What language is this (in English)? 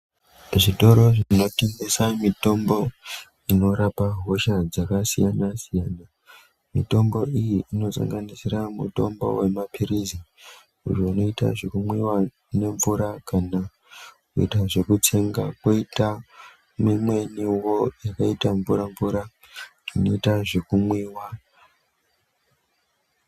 Ndau